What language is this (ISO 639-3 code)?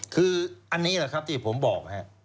tha